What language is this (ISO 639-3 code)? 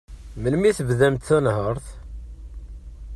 kab